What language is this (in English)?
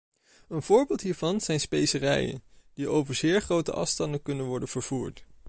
Dutch